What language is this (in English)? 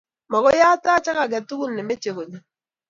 Kalenjin